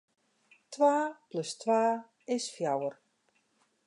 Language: Western Frisian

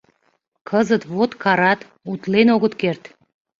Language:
Mari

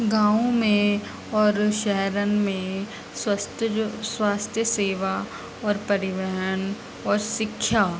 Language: Sindhi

